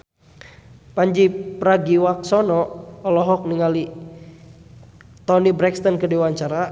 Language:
Sundanese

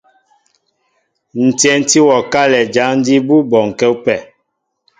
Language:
Mbo (Cameroon)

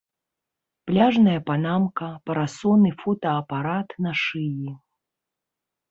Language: Belarusian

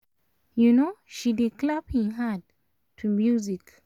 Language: Nigerian Pidgin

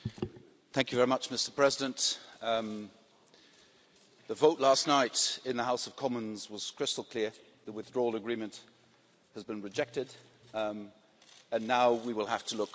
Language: English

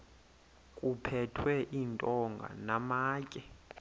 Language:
Xhosa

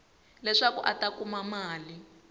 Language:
Tsonga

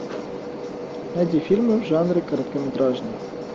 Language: Russian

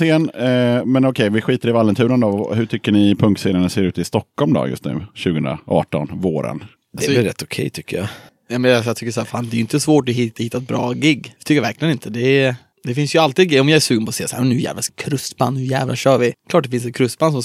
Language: Swedish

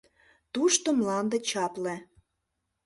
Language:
Mari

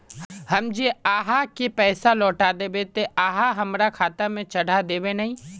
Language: Magahi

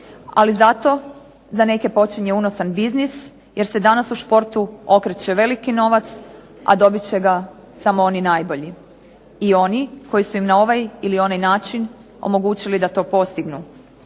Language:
Croatian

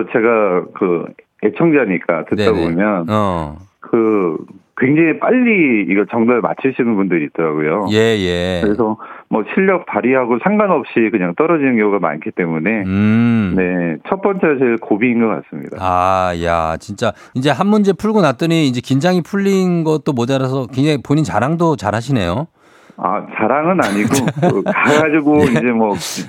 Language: Korean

